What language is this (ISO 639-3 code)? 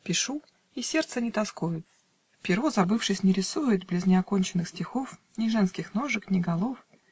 rus